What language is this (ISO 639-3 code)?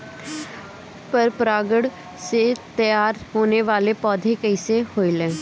bho